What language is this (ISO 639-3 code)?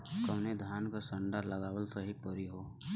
bho